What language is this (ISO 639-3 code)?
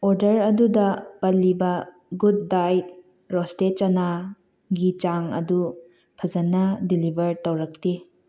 mni